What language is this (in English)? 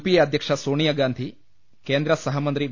Malayalam